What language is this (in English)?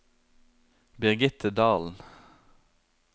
Norwegian